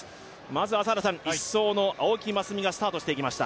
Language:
Japanese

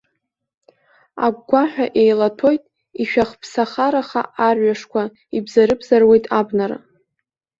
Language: Abkhazian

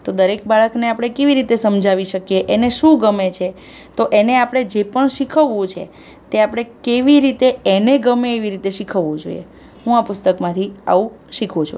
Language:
Gujarati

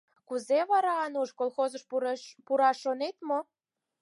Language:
Mari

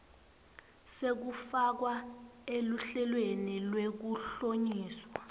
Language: Swati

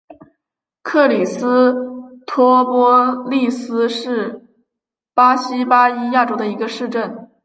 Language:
Chinese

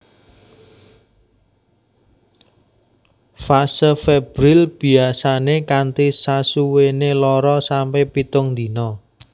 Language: Javanese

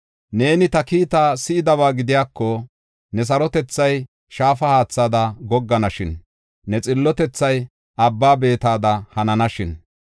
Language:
Gofa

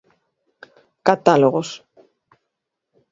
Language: Galician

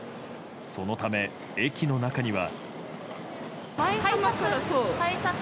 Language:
Japanese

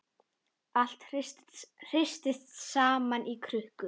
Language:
Icelandic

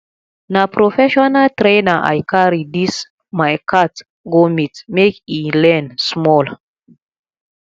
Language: Nigerian Pidgin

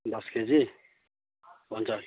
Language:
Nepali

